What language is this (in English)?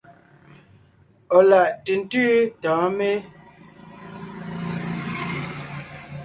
Ngiemboon